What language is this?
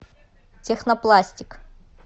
Russian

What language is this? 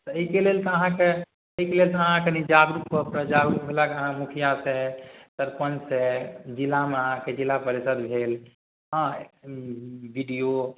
Maithili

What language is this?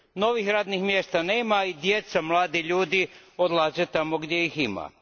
Croatian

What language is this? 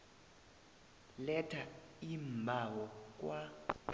South Ndebele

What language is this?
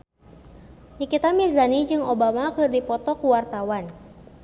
Sundanese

